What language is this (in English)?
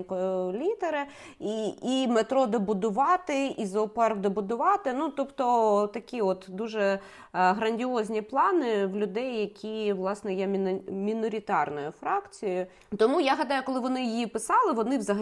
Ukrainian